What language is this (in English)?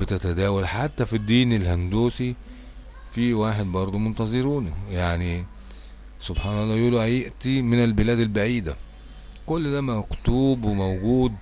Arabic